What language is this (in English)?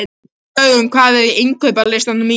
Icelandic